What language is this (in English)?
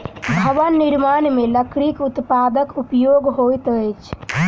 Maithili